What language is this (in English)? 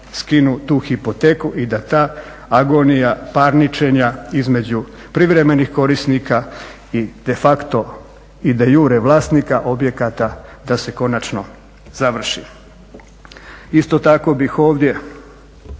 Croatian